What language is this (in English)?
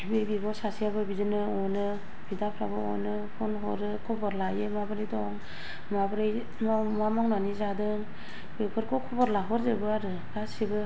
Bodo